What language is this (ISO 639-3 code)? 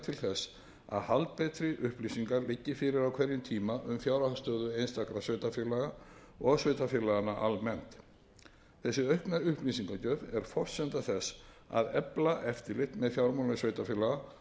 isl